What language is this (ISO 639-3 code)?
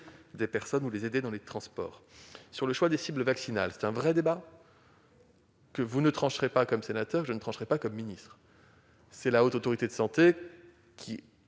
fra